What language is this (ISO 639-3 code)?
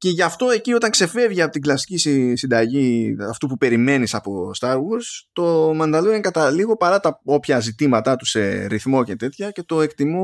ell